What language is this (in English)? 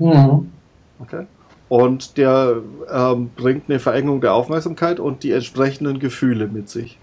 German